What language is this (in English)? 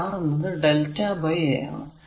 Malayalam